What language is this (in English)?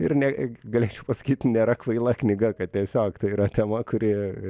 Lithuanian